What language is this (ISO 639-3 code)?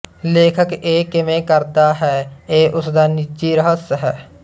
pan